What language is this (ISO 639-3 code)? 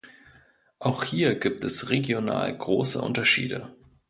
deu